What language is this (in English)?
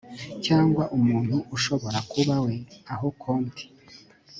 Kinyarwanda